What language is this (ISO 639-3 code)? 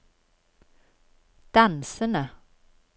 nor